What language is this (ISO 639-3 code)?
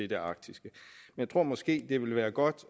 dan